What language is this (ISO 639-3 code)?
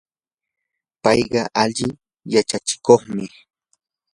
qur